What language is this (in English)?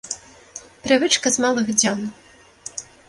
Belarusian